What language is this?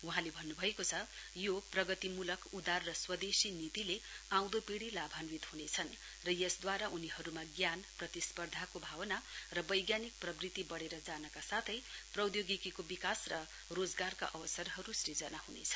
Nepali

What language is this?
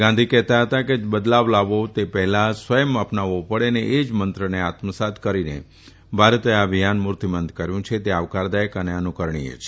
Gujarati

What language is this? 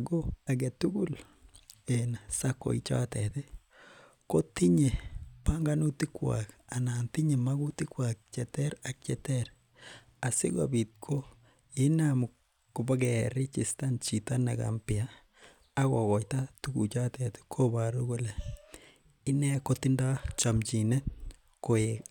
Kalenjin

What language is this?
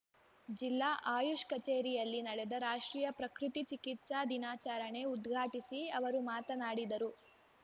Kannada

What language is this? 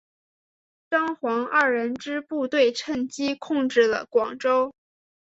Chinese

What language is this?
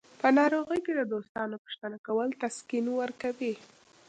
Pashto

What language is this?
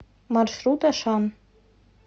Russian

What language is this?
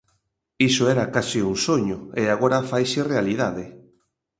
Galician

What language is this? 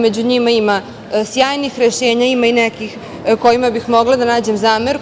Serbian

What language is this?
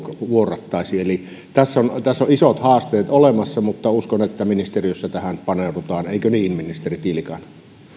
Finnish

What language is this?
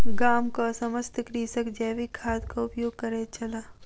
Maithili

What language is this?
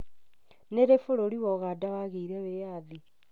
Kikuyu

